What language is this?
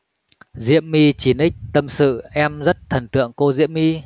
Vietnamese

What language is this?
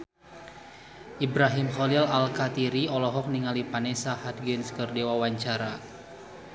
Sundanese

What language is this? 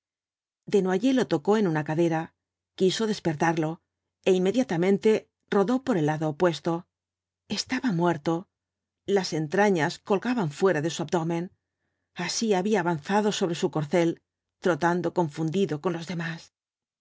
Spanish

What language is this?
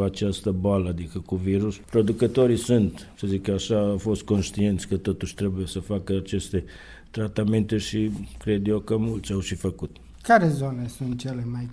Romanian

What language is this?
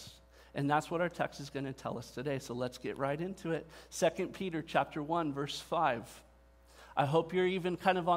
English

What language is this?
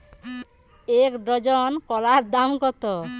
Bangla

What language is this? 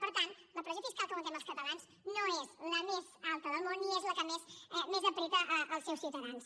Catalan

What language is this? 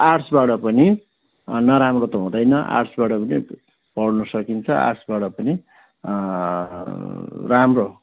Nepali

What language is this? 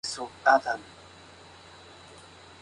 Spanish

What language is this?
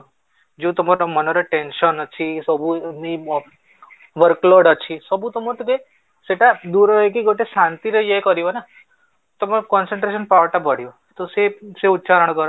Odia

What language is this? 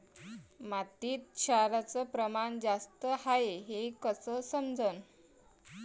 Marathi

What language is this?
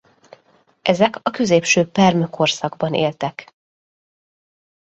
Hungarian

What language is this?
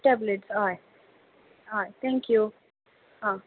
Konkani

